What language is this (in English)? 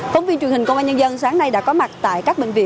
Vietnamese